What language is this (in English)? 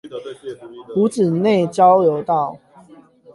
Chinese